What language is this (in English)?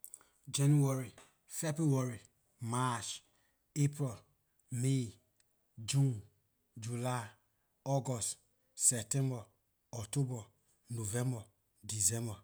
Liberian English